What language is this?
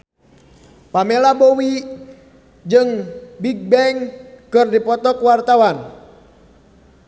Sundanese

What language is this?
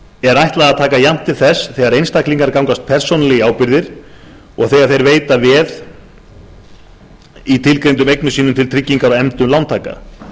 Icelandic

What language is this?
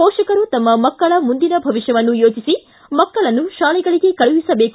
Kannada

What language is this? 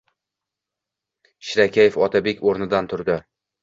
Uzbek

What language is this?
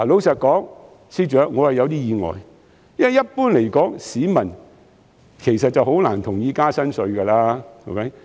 Cantonese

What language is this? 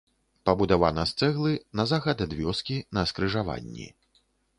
Belarusian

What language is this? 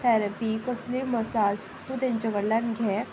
Konkani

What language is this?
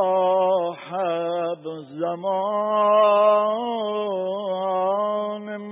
Persian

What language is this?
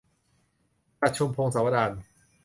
Thai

